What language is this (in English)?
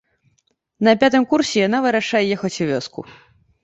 Belarusian